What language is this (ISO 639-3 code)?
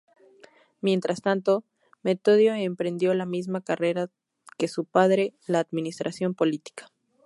spa